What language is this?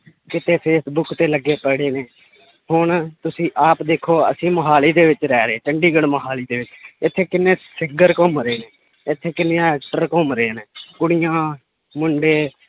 Punjabi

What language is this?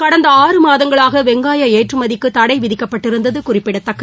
Tamil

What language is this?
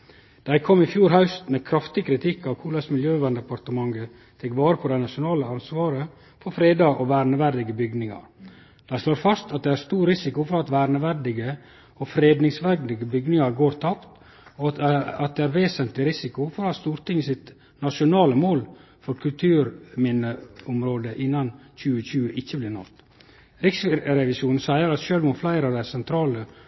Norwegian Nynorsk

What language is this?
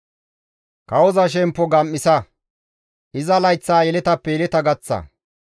Gamo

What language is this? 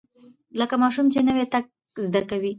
Pashto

